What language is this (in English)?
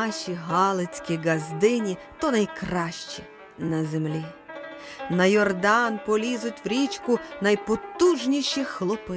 Ukrainian